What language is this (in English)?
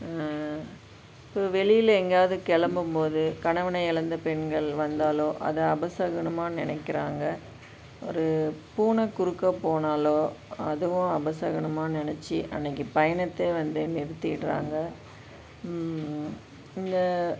Tamil